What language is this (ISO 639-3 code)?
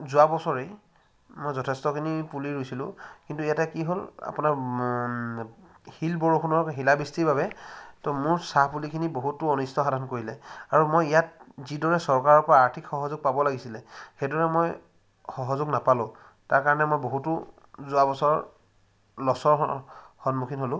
asm